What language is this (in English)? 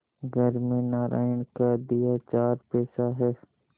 Hindi